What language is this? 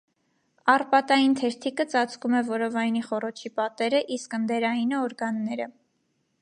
Armenian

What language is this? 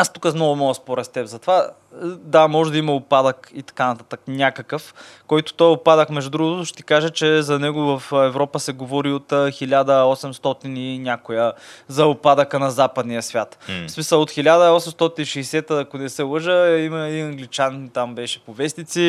Bulgarian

